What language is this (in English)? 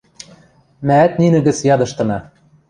Western Mari